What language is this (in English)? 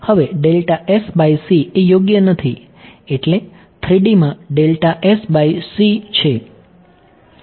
Gujarati